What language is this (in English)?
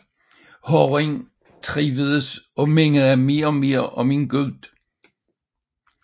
Danish